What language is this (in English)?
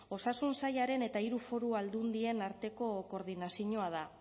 Basque